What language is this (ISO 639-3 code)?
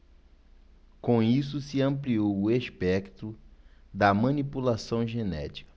por